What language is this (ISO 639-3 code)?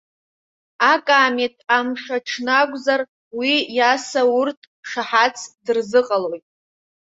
abk